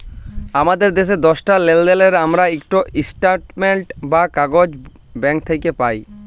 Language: Bangla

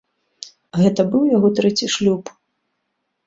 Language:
Belarusian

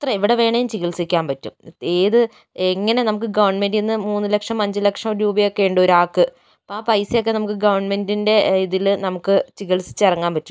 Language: Malayalam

